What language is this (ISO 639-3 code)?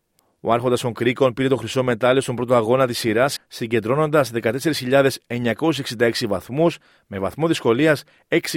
ell